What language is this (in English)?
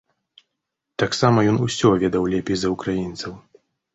Belarusian